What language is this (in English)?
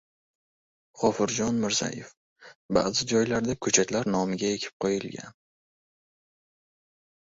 Uzbek